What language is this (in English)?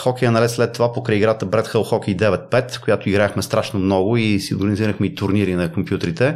Bulgarian